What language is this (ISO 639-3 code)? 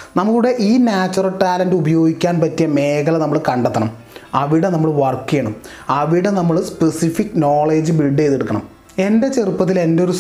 mal